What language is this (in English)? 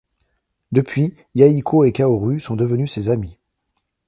French